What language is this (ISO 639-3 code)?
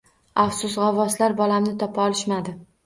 uzb